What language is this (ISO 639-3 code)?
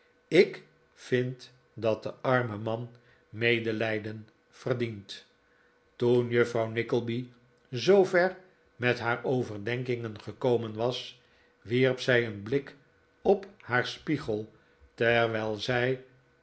nld